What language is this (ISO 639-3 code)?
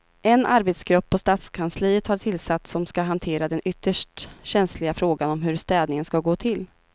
swe